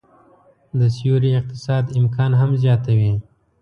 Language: Pashto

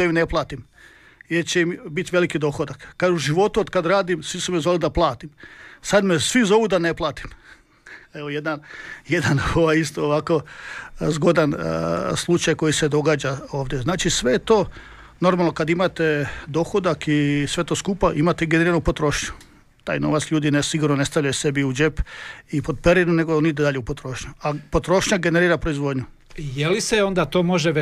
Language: Croatian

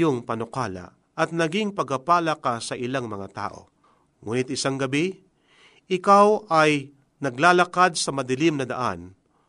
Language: Filipino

